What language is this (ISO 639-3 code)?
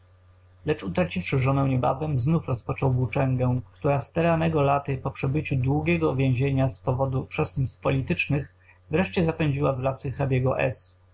pol